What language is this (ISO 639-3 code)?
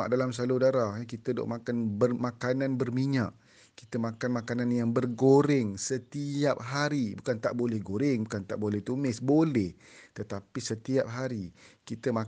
msa